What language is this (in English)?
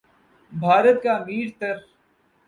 Urdu